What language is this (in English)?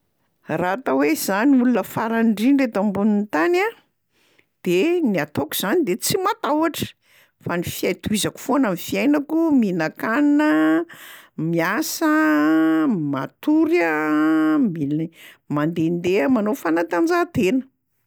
Malagasy